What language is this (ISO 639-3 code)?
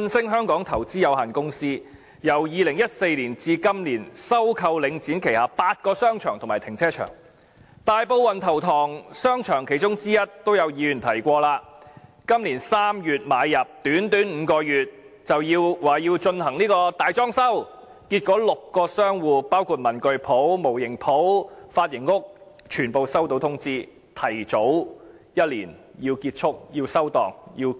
yue